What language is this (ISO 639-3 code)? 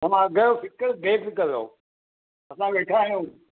snd